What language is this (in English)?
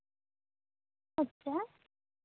Santali